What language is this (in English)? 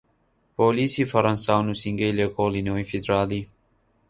Central Kurdish